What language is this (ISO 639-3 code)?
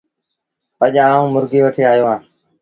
sbn